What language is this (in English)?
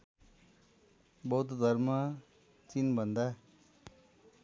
Nepali